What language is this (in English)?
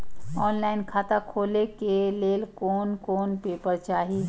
Maithili